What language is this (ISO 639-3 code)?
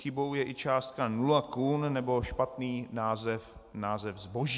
ces